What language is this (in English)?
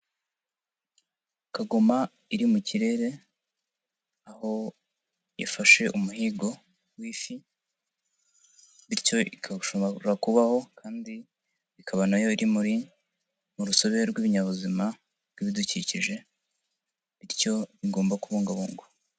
Kinyarwanda